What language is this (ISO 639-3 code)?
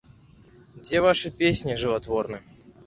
bel